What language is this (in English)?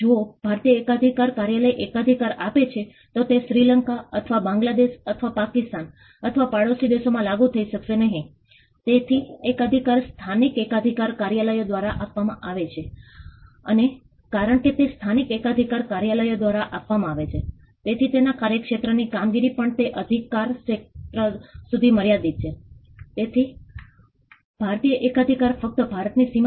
Gujarati